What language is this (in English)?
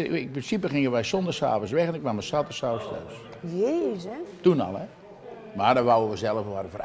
Dutch